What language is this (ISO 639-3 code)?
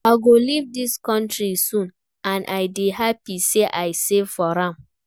pcm